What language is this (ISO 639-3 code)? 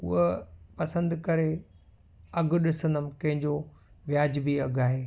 snd